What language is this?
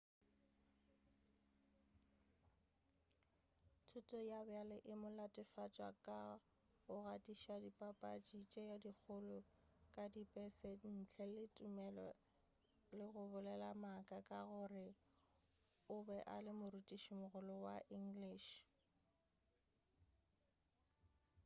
Northern Sotho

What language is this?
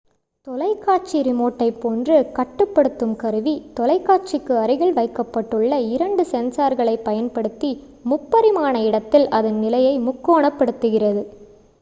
Tamil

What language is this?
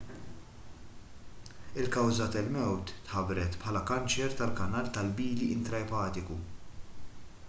Maltese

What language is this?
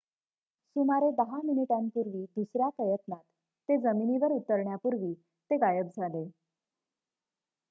Marathi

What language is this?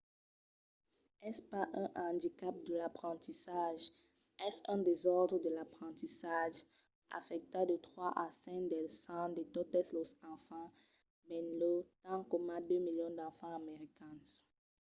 Occitan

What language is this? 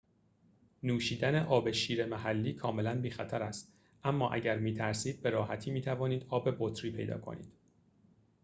Persian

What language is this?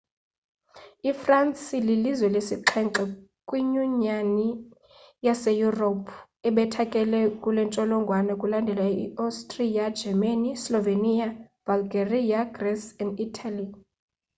Xhosa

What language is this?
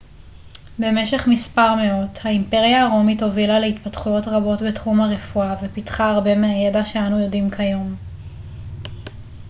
Hebrew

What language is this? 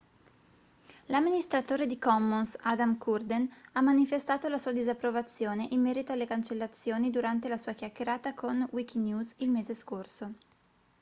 Italian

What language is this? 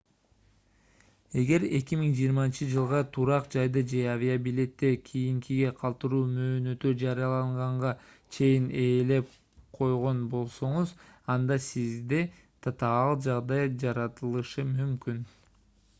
Kyrgyz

